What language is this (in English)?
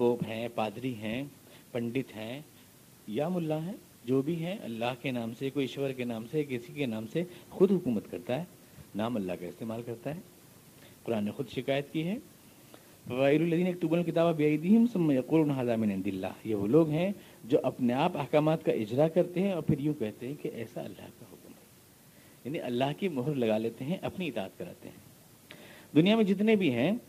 Urdu